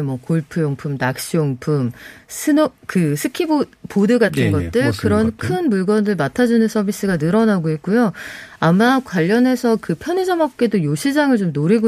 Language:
Korean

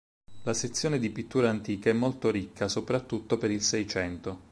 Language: Italian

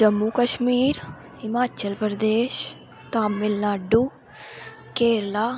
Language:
Dogri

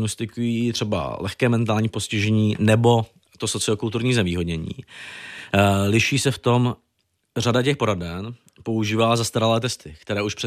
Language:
Czech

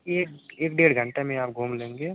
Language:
Hindi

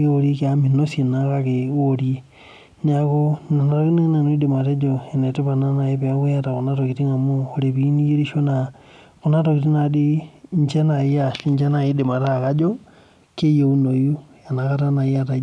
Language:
Masai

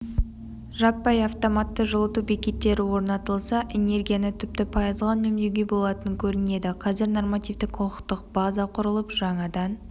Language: Kazakh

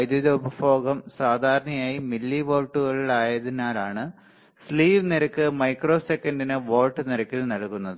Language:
Malayalam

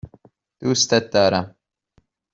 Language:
Persian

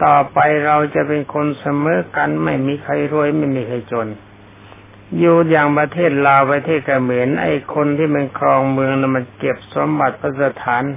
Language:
Thai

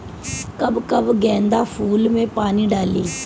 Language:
Bhojpuri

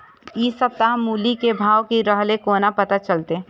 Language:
Maithili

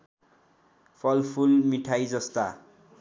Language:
Nepali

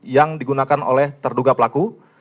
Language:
Indonesian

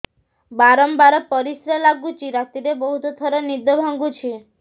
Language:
Odia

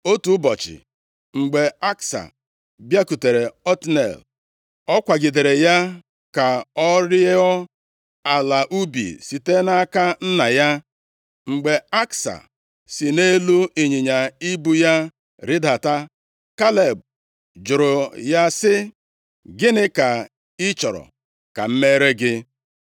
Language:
Igbo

